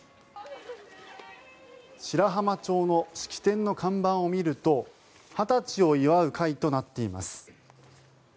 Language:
Japanese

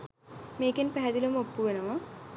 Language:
Sinhala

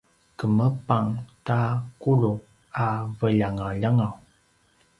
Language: Paiwan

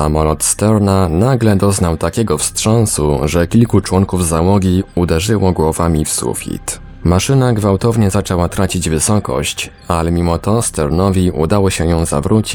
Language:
Polish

